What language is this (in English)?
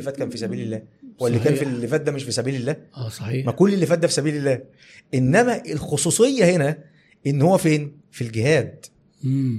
Arabic